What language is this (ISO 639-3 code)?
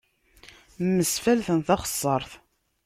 kab